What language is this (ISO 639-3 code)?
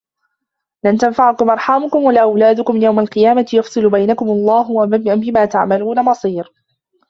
ara